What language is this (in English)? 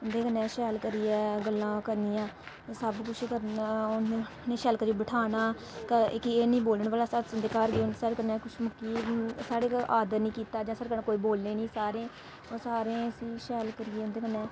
Dogri